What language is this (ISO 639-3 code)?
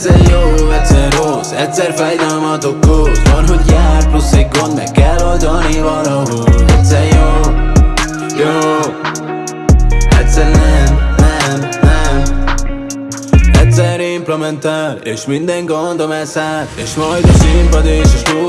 hun